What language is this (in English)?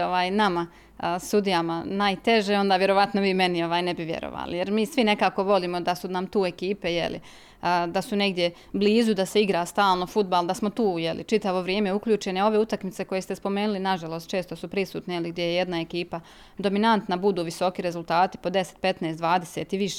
Croatian